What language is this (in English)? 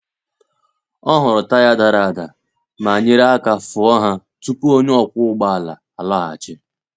Igbo